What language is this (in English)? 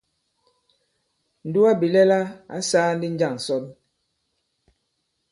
Bankon